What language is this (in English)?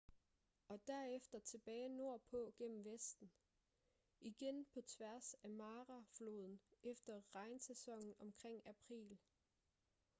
Danish